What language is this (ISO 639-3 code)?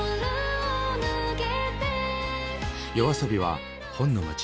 jpn